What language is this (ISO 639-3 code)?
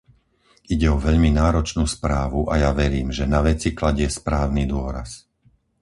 slk